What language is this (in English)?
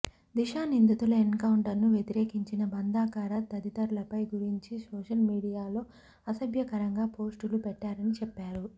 Telugu